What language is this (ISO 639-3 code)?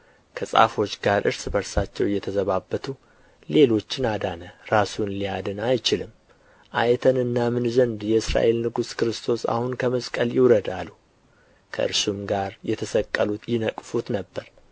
amh